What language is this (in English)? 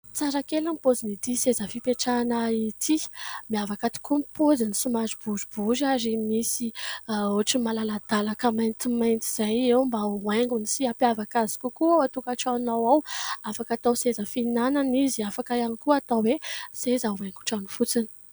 Malagasy